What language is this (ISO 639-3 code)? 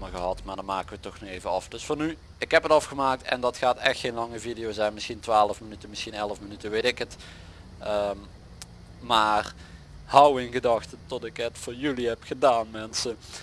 nld